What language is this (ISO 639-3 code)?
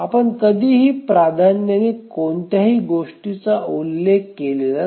mar